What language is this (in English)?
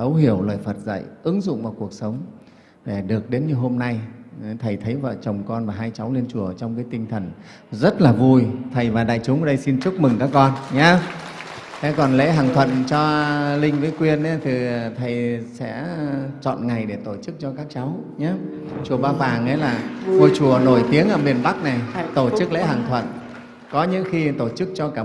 Vietnamese